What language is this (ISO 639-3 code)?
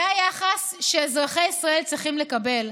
heb